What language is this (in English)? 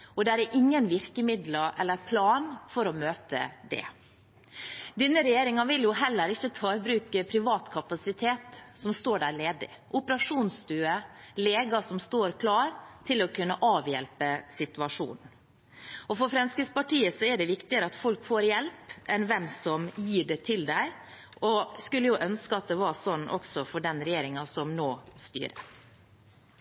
Norwegian Bokmål